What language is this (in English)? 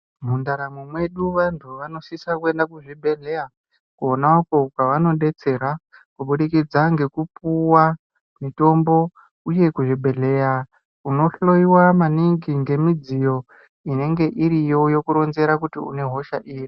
Ndau